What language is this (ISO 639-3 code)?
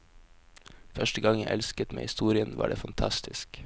nor